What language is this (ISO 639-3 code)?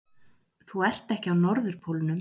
isl